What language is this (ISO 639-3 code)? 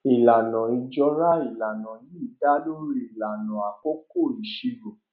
yor